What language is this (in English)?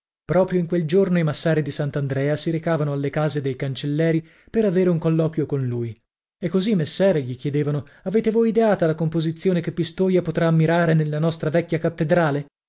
Italian